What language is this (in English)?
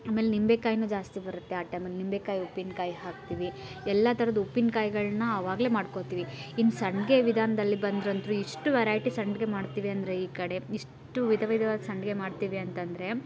Kannada